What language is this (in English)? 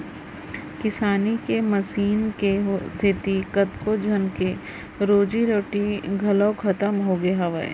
Chhattisgarhi